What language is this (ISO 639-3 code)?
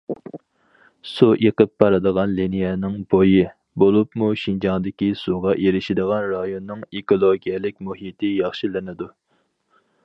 uig